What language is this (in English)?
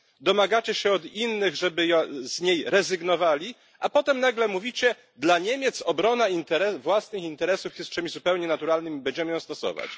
Polish